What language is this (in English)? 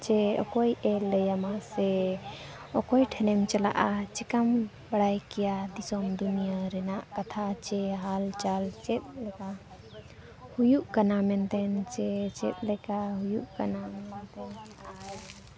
Santali